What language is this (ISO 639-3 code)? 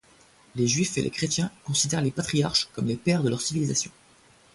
fra